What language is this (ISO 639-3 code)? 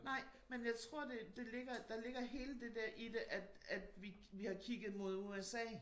dan